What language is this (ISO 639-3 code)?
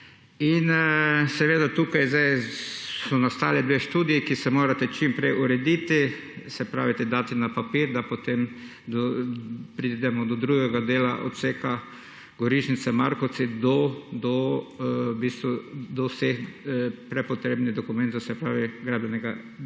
slv